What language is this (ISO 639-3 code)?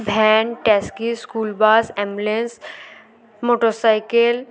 ben